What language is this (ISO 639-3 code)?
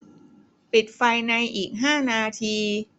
tha